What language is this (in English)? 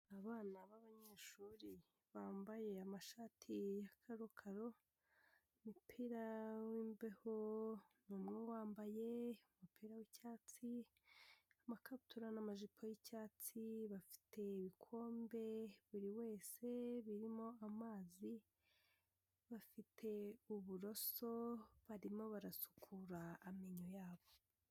Kinyarwanda